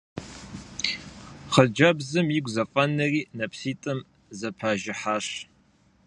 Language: Kabardian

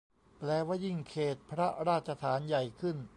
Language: Thai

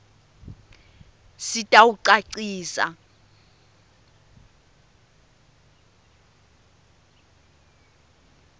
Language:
Swati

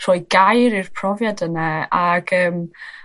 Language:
Welsh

